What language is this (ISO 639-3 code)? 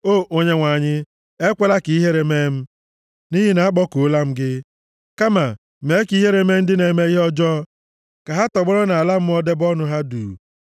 ibo